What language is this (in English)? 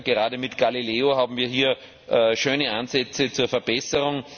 German